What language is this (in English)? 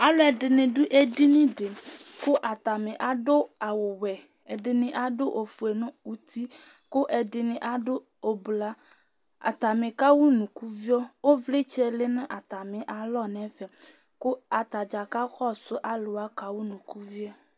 Ikposo